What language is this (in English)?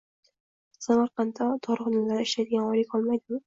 Uzbek